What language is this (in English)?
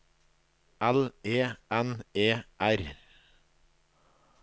Norwegian